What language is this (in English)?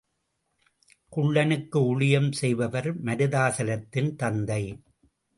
Tamil